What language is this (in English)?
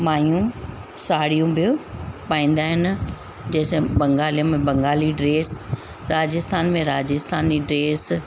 Sindhi